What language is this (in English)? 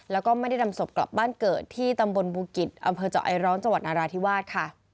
Thai